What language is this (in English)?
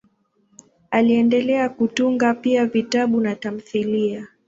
Swahili